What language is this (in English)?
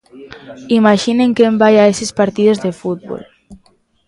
Galician